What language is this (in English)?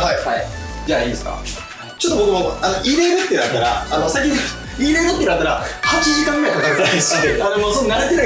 Japanese